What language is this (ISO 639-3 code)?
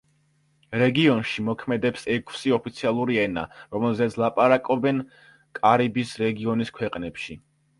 kat